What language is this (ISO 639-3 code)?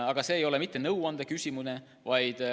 est